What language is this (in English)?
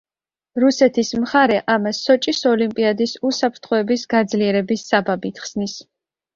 Georgian